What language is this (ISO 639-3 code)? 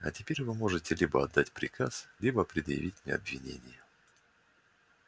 rus